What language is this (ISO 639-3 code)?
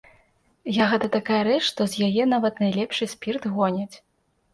bel